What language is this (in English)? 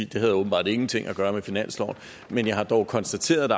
Danish